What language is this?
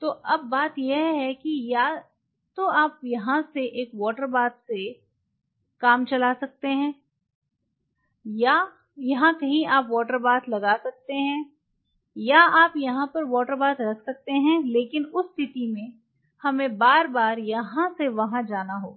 Hindi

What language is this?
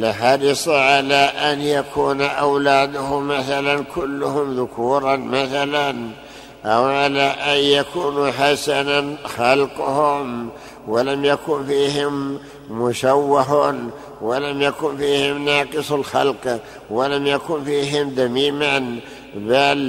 Arabic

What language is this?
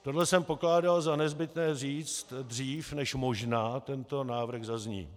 Czech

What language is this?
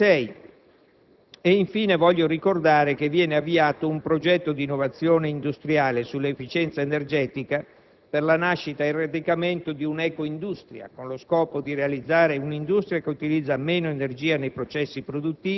Italian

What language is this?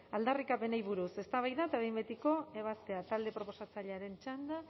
Basque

